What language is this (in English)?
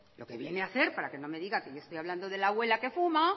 Spanish